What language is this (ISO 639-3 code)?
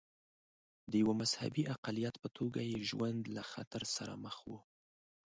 pus